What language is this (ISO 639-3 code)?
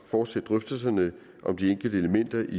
dan